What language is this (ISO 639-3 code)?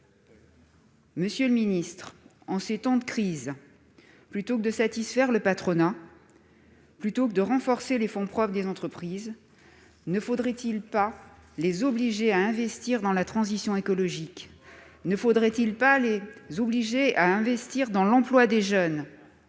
fra